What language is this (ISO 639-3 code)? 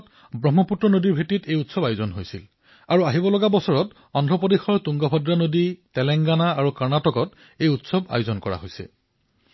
asm